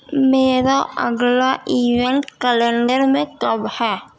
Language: Urdu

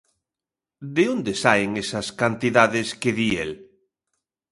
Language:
Galician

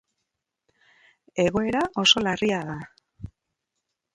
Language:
Basque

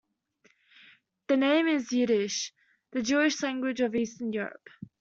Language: English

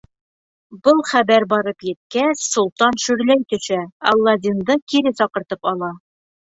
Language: Bashkir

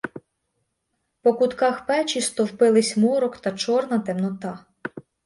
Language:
Ukrainian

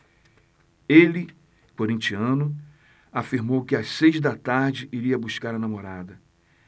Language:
Portuguese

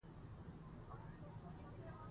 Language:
Pashto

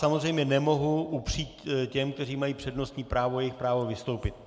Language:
Czech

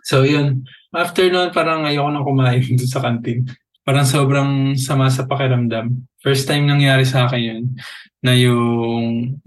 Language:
Filipino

